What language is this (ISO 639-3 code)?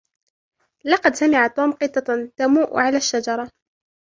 ara